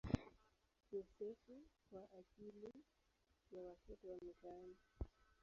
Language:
Swahili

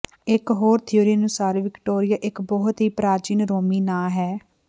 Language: Punjabi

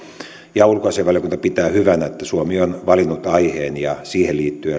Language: Finnish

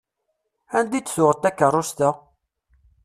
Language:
Kabyle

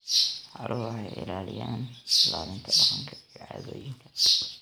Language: Somali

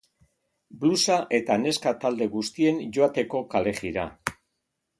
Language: Basque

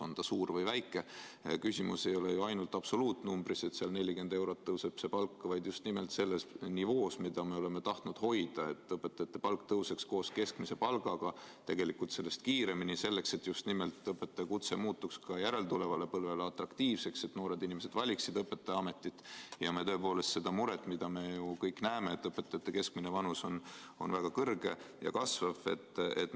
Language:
Estonian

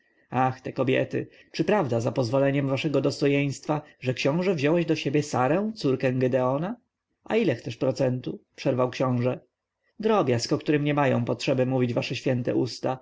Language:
Polish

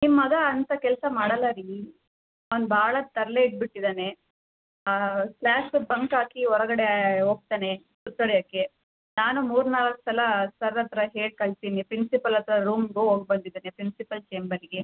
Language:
Kannada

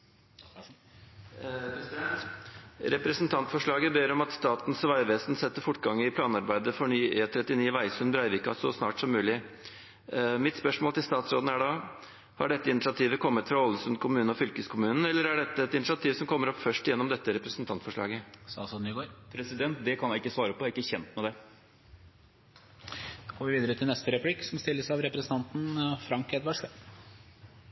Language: Norwegian Nynorsk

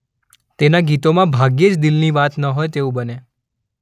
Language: Gujarati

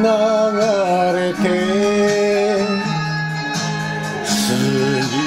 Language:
Romanian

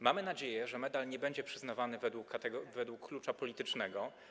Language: Polish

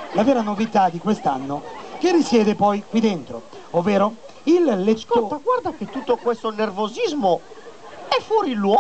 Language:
Italian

